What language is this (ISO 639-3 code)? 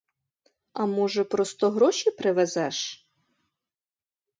ukr